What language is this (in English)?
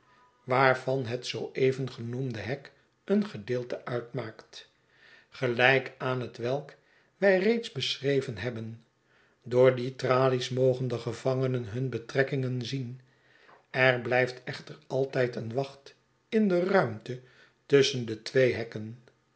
Dutch